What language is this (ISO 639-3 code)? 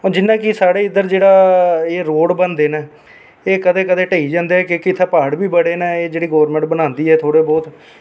doi